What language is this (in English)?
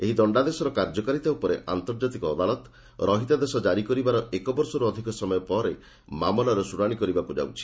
Odia